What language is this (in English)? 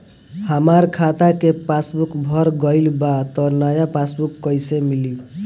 Bhojpuri